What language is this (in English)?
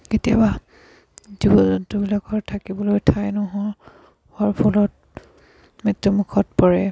Assamese